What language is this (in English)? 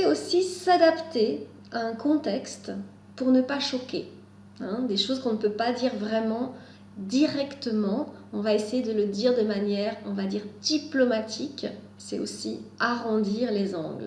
French